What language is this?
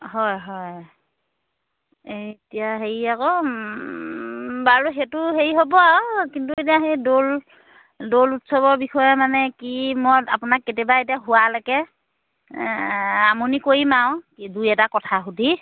Assamese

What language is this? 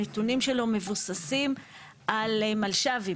Hebrew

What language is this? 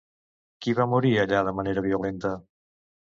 Catalan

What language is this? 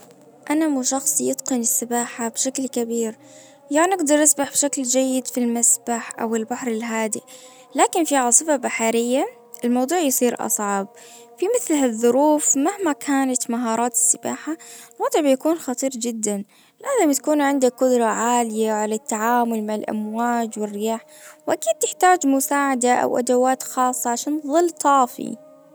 Najdi Arabic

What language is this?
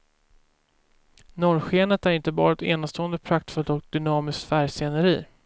Swedish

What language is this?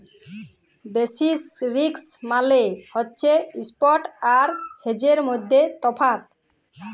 Bangla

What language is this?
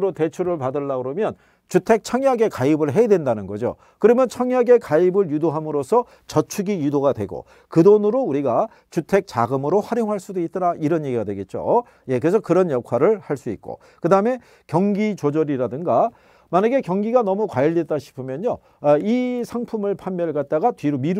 Korean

